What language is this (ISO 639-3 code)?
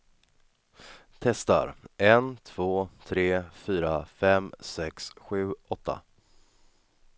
swe